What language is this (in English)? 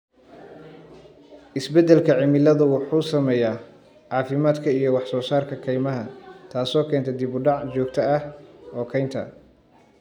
Somali